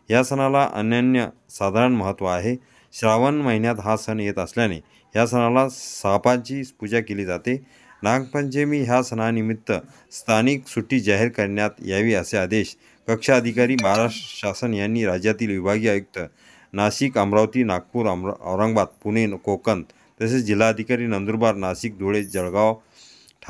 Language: Marathi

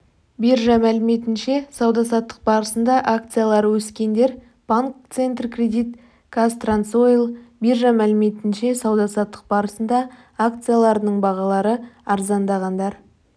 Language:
Kazakh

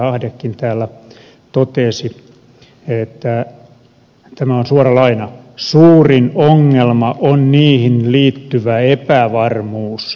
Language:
Finnish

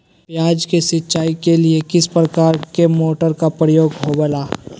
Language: Magahi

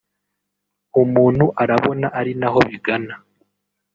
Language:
Kinyarwanda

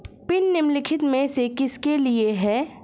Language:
Hindi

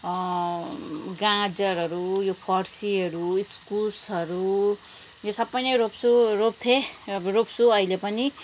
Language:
Nepali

